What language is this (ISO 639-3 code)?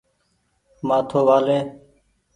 gig